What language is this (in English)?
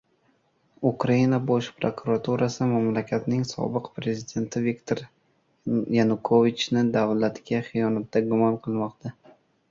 Uzbek